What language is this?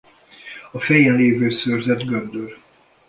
Hungarian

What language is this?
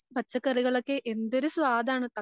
Malayalam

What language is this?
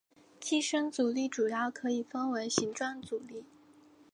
Chinese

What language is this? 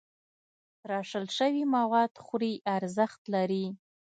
Pashto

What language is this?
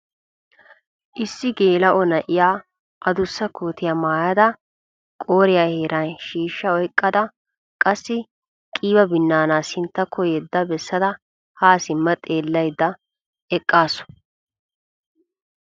Wolaytta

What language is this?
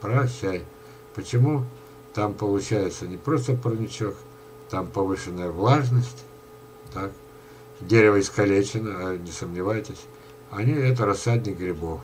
Russian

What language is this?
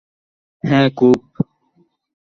Bangla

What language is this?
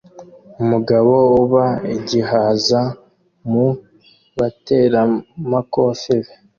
Kinyarwanda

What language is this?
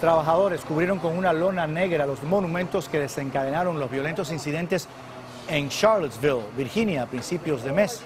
Spanish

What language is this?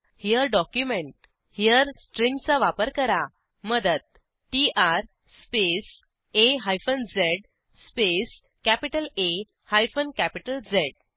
Marathi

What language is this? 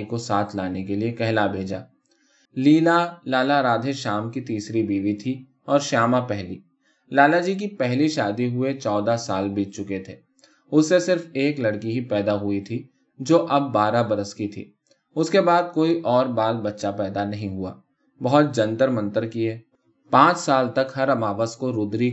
Urdu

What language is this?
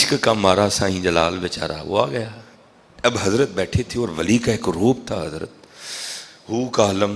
Urdu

